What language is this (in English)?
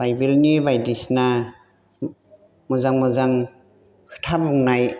Bodo